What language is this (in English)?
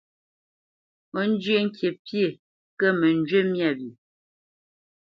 Bamenyam